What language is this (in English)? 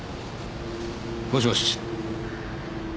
Japanese